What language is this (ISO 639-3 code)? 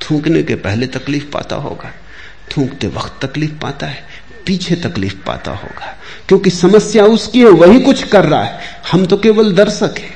hin